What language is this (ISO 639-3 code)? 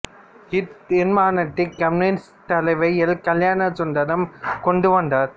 tam